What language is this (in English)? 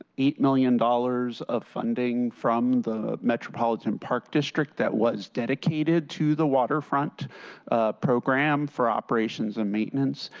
English